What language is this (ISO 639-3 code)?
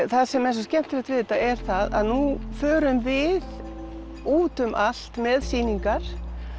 isl